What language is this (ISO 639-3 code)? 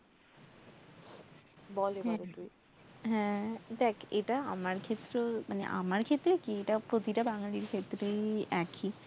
ben